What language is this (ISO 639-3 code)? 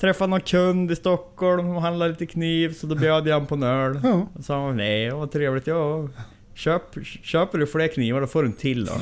swe